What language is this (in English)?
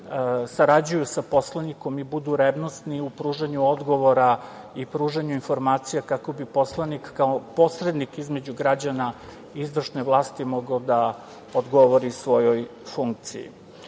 Serbian